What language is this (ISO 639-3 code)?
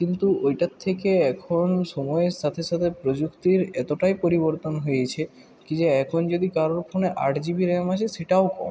ben